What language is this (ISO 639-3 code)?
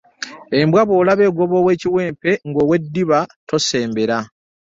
lug